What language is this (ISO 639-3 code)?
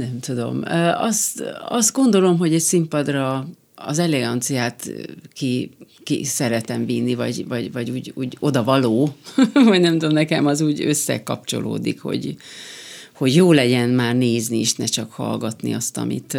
hun